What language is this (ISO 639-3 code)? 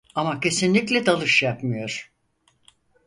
tur